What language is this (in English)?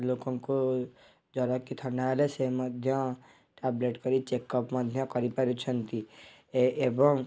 Odia